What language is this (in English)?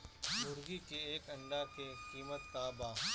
Bhojpuri